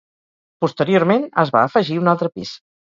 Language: Catalan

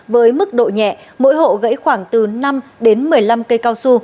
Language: Vietnamese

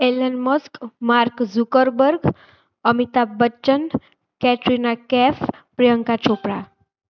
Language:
Gujarati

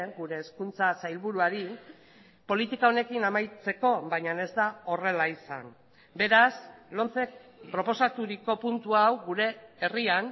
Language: Basque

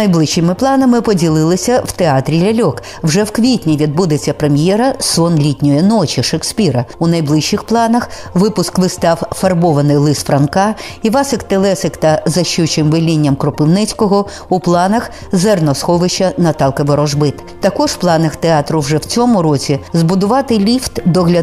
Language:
Ukrainian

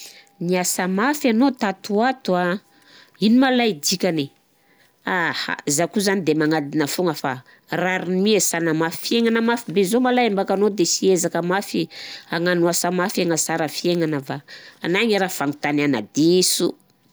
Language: Southern Betsimisaraka Malagasy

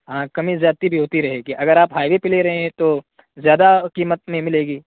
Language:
Urdu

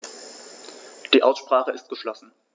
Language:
German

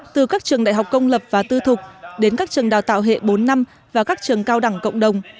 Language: Vietnamese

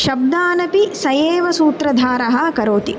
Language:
Sanskrit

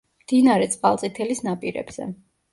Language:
Georgian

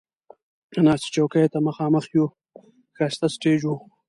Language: Pashto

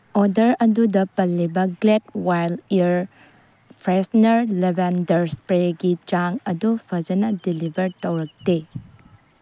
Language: Manipuri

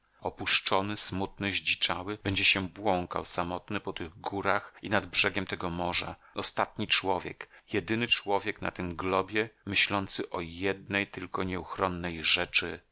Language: Polish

